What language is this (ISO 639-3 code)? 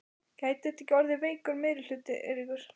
isl